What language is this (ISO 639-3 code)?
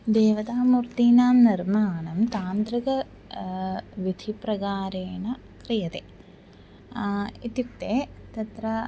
san